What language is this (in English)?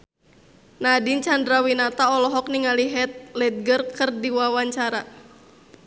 Sundanese